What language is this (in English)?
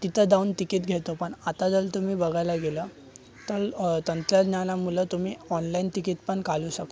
Marathi